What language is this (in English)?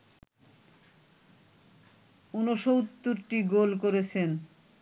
Bangla